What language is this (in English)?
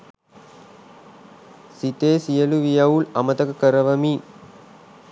Sinhala